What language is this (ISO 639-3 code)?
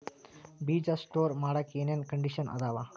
kan